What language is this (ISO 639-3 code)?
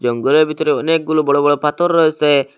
ben